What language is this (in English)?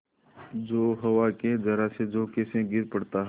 Hindi